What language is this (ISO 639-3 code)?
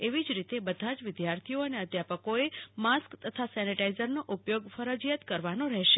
guj